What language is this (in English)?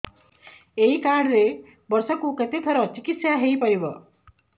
Odia